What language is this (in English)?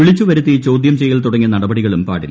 Malayalam